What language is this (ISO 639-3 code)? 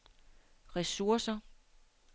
dan